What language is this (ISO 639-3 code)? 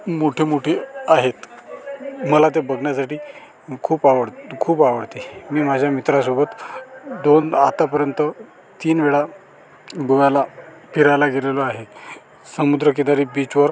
mar